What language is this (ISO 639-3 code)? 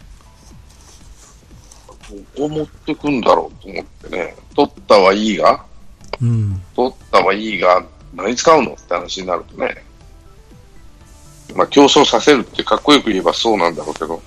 jpn